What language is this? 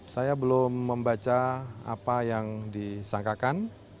Indonesian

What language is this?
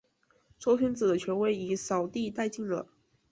Chinese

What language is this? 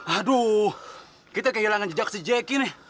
Indonesian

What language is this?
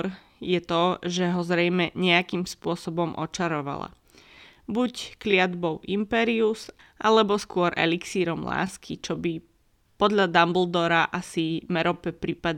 Slovak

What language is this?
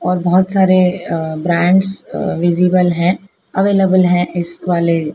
Hindi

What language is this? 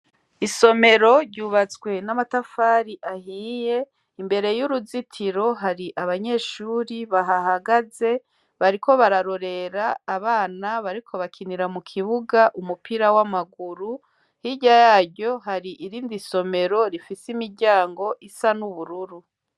Rundi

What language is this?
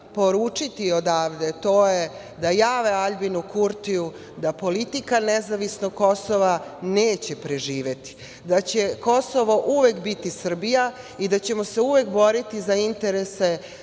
Serbian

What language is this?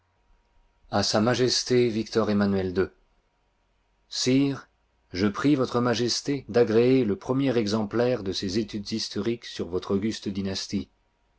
French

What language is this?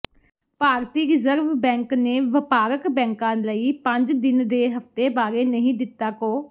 Punjabi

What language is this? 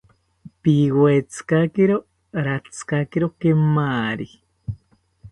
South Ucayali Ashéninka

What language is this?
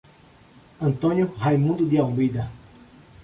Portuguese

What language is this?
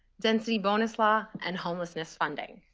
English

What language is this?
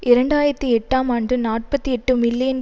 Tamil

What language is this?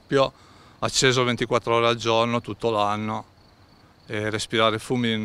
Italian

